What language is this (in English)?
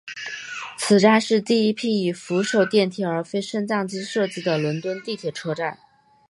Chinese